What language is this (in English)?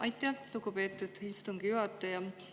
Estonian